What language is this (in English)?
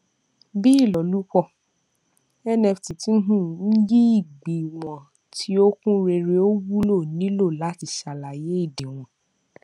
Yoruba